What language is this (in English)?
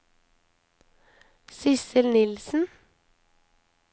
Norwegian